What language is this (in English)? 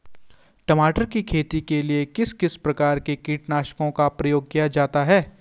Hindi